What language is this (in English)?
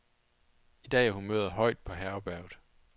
Danish